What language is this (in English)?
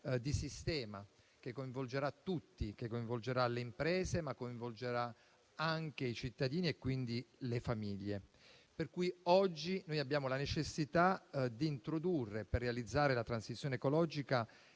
Italian